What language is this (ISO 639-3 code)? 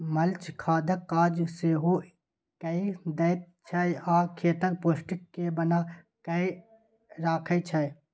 mai